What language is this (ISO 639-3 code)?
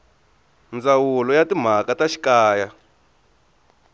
tso